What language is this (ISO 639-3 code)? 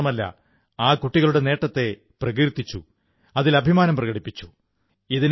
mal